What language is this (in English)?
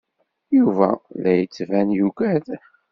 Kabyle